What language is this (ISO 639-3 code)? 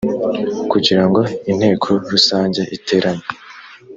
kin